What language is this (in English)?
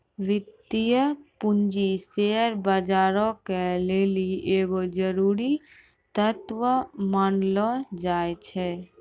Maithili